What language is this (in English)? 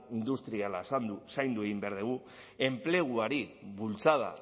Basque